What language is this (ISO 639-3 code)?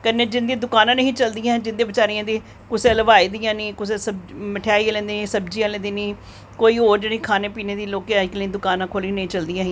doi